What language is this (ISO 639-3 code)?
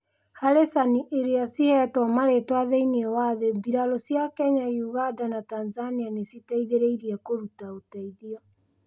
kik